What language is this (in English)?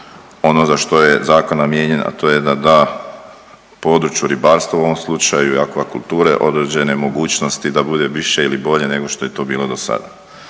Croatian